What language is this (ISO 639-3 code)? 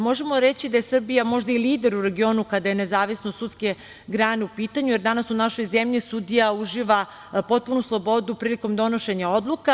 srp